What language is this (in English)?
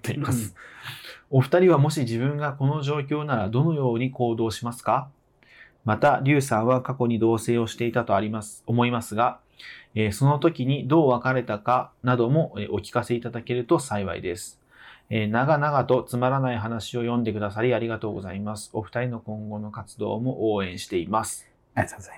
Japanese